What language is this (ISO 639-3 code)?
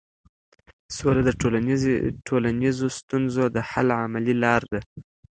pus